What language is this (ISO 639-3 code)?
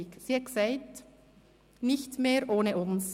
gsw